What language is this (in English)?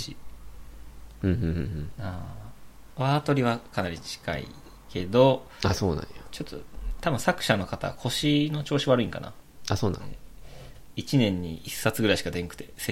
Japanese